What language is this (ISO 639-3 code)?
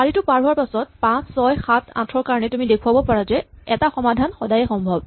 asm